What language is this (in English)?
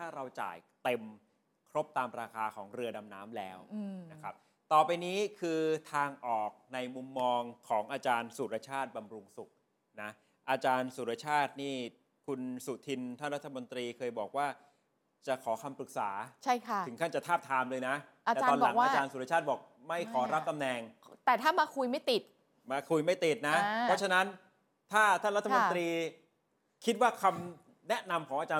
Thai